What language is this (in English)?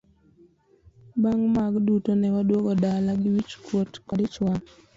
Luo (Kenya and Tanzania)